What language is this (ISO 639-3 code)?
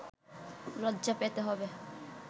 ben